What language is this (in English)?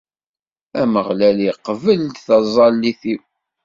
Kabyle